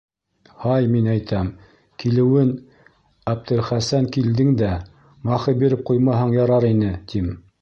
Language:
Bashkir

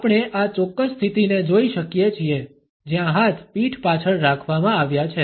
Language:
Gujarati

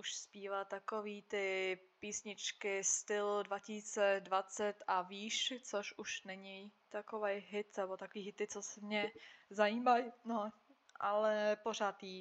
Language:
Czech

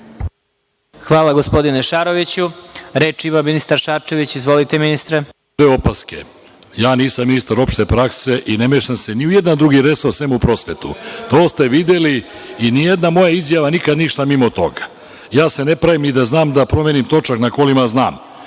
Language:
Serbian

